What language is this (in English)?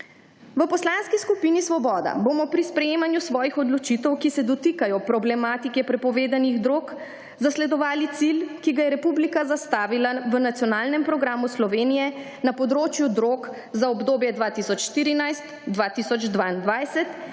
Slovenian